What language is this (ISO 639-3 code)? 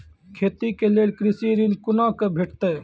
mai